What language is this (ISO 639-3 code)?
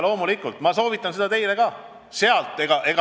est